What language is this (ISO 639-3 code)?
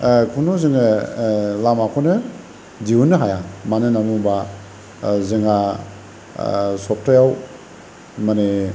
brx